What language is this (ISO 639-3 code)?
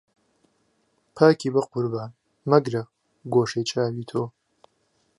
ckb